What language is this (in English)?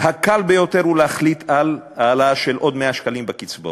Hebrew